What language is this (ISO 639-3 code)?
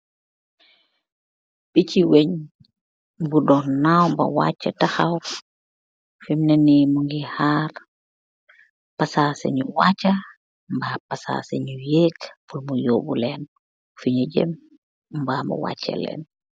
wol